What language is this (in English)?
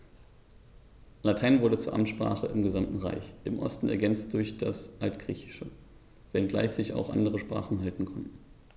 German